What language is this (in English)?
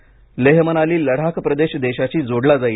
Marathi